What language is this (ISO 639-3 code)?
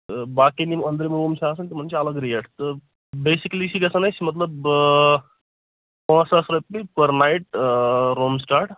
kas